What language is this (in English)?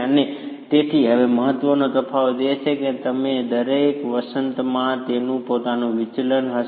Gujarati